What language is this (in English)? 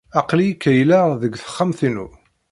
Kabyle